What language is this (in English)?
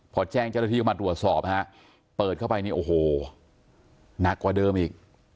Thai